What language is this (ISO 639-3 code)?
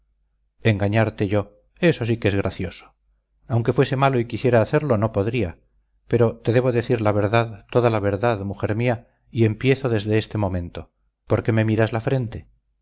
spa